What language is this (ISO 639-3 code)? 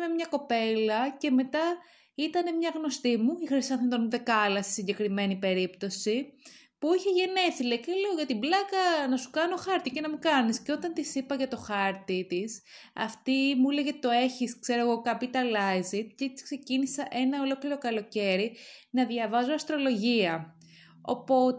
ell